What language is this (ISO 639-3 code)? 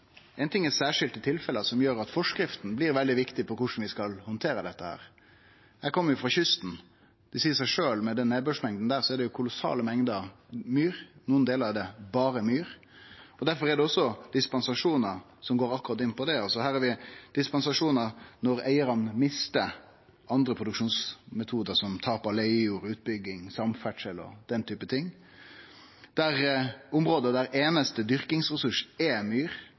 nno